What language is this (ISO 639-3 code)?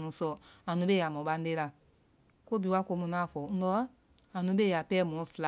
vai